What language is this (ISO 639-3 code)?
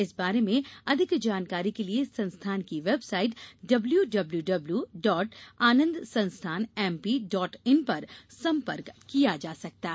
hin